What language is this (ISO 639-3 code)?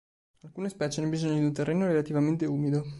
ita